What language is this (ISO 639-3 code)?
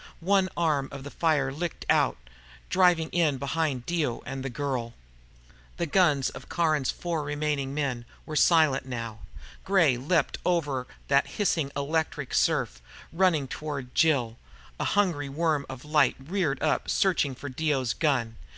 eng